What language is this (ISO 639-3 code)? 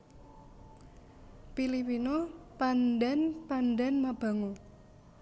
jav